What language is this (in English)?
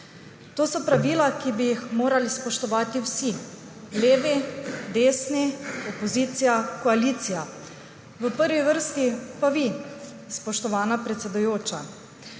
Slovenian